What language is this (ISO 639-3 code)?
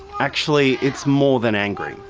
eng